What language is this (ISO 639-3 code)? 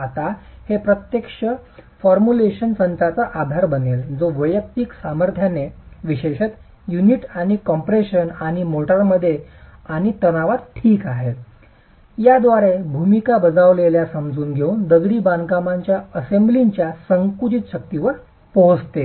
mar